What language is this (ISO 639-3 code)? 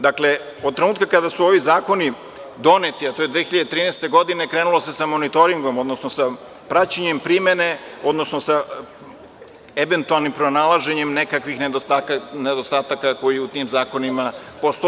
srp